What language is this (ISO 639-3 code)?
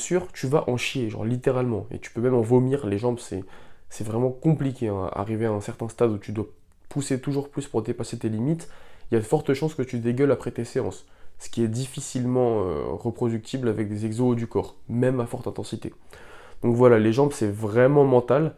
fra